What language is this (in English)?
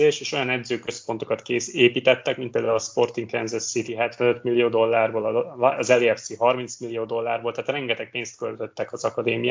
Hungarian